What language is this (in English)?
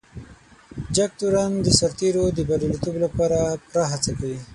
Pashto